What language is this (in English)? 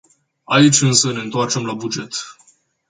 Romanian